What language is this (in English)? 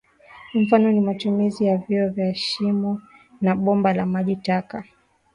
Swahili